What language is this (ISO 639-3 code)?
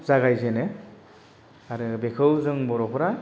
brx